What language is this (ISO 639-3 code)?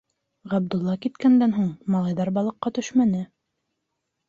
bak